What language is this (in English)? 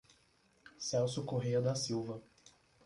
Portuguese